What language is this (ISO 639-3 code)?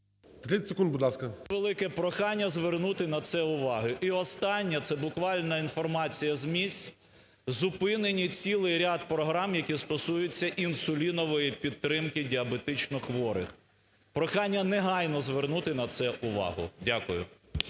ukr